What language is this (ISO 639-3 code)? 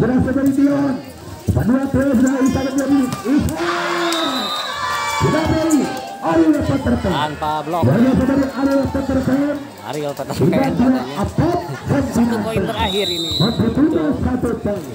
ind